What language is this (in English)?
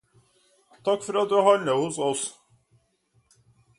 Norwegian Bokmål